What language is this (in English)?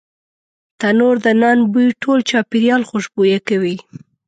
Pashto